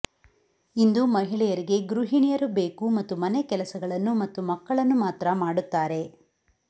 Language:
Kannada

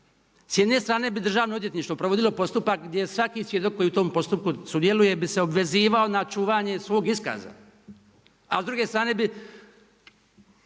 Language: Croatian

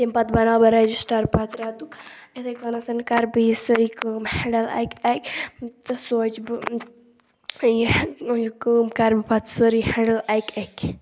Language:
Kashmiri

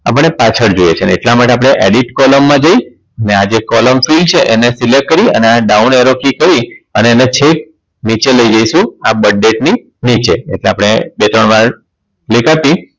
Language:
Gujarati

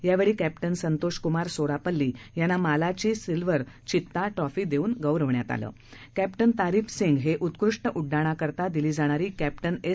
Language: Marathi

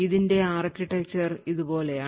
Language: Malayalam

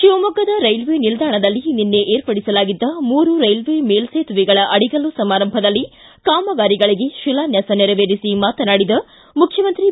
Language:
Kannada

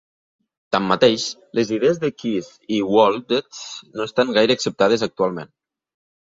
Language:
Catalan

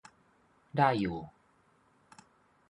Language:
Thai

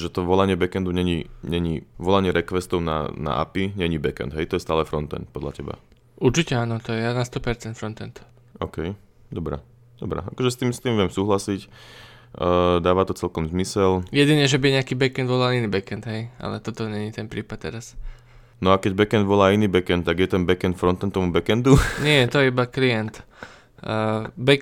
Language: Slovak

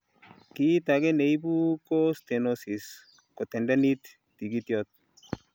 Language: Kalenjin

